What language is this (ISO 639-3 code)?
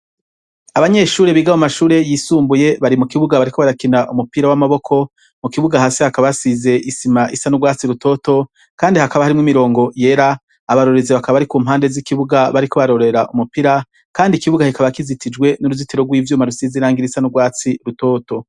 run